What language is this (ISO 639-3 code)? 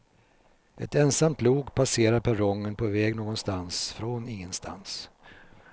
swe